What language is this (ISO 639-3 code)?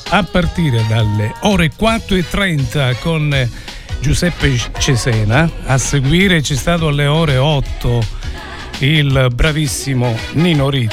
ita